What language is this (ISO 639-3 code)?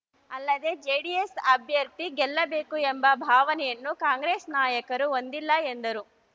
kan